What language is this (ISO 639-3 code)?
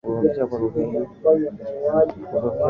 swa